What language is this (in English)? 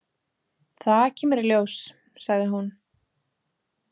Icelandic